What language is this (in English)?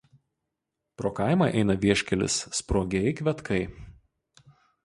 Lithuanian